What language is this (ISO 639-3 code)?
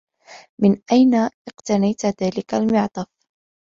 ara